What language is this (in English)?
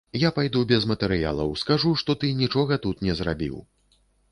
Belarusian